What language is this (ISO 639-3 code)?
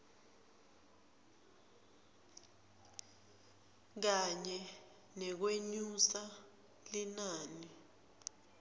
ssw